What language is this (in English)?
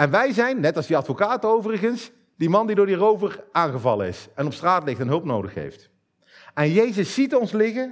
Dutch